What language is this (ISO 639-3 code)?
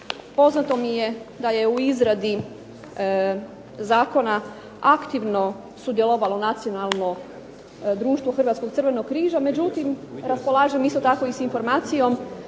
hrv